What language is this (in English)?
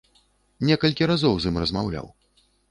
Belarusian